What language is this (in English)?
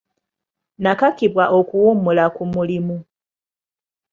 Ganda